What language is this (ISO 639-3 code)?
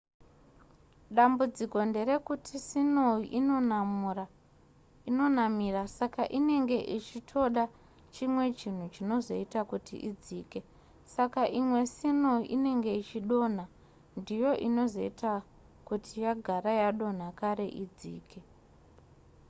sna